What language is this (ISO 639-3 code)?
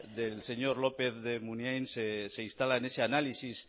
spa